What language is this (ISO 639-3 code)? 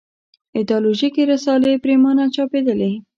pus